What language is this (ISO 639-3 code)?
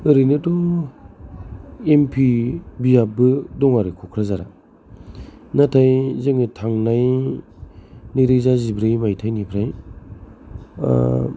brx